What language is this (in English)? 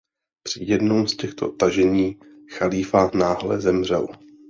Czech